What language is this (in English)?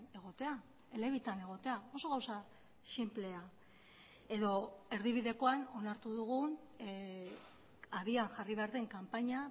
Basque